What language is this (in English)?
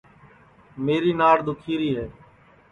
Sansi